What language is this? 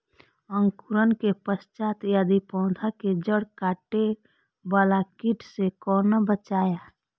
Maithili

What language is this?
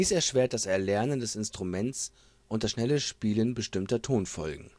German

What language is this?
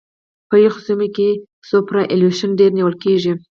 Pashto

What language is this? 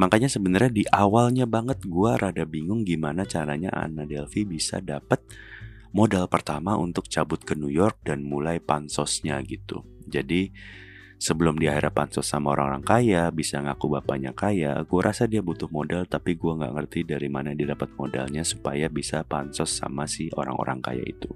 Indonesian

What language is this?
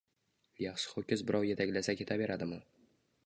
Uzbek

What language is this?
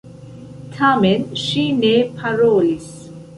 Esperanto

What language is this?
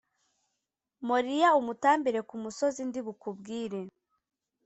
Kinyarwanda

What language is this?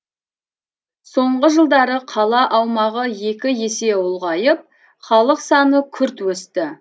Kazakh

